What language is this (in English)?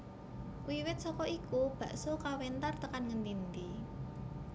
Javanese